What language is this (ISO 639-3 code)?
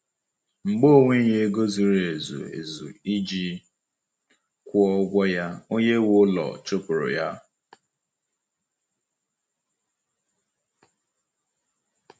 ibo